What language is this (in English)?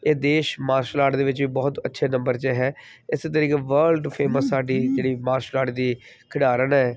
Punjabi